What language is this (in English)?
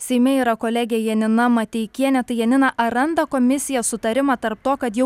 Lithuanian